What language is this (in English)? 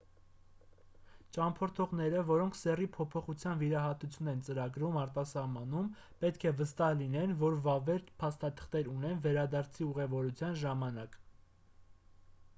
Armenian